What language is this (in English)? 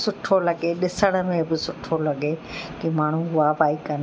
Sindhi